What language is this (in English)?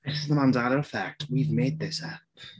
English